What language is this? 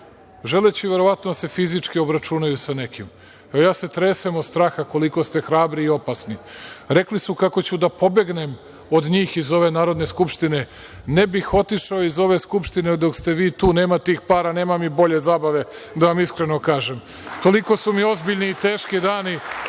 Serbian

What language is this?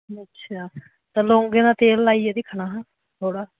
Dogri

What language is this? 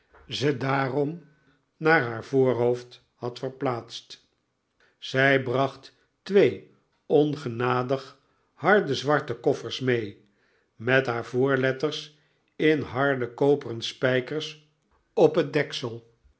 Dutch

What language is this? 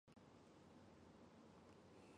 Chinese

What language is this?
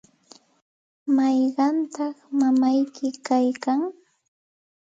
Santa Ana de Tusi Pasco Quechua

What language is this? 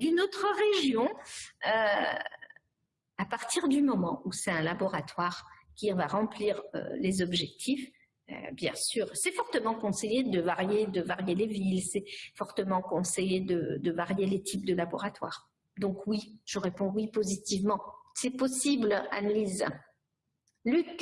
French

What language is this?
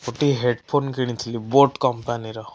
Odia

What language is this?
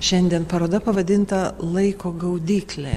Lithuanian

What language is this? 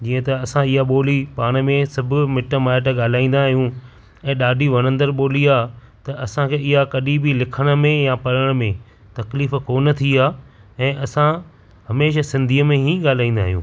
Sindhi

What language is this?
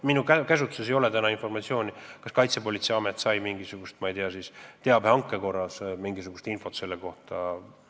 Estonian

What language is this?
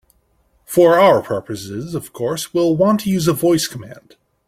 English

